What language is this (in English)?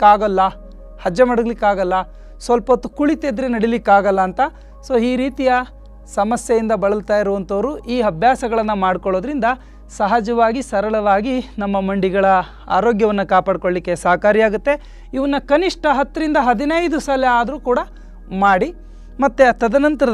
Kannada